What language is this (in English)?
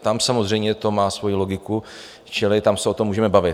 Czech